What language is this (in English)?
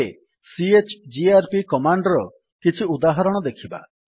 Odia